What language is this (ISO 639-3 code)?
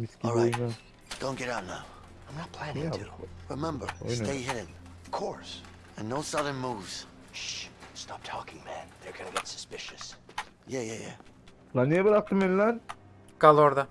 tur